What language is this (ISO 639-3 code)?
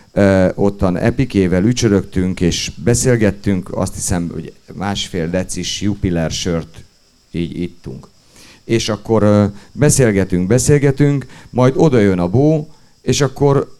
hun